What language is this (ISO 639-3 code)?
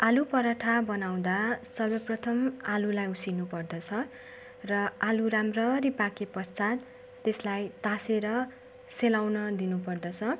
nep